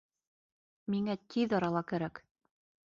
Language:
Bashkir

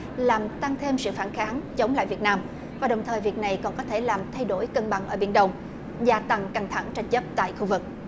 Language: Vietnamese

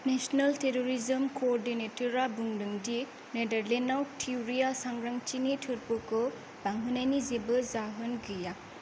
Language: Bodo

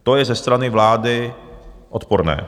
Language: Czech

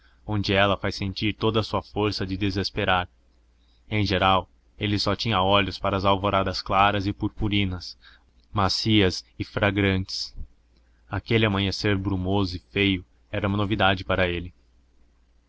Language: Portuguese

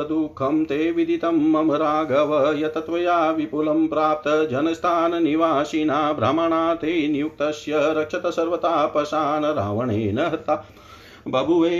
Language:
Hindi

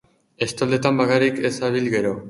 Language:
Basque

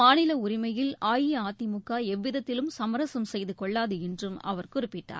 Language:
Tamil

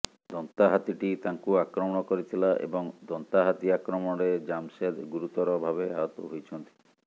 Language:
Odia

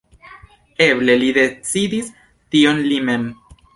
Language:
Esperanto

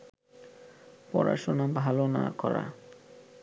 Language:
Bangla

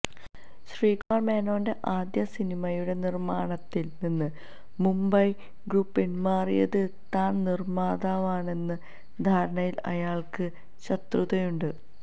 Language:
Malayalam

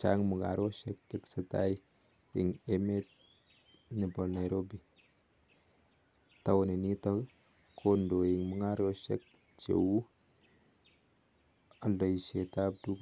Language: Kalenjin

